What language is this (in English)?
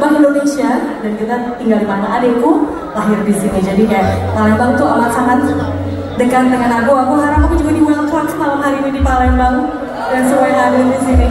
Indonesian